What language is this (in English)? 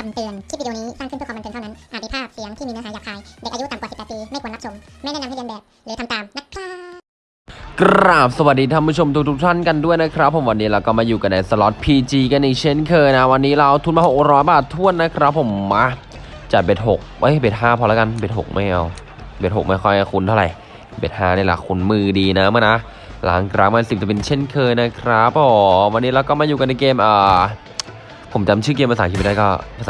Thai